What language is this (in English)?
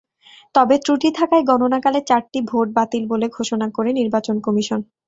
Bangla